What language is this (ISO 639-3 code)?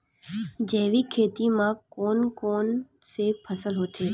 hne